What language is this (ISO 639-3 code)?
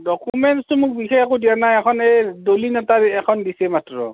asm